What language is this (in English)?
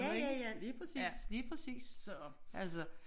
Danish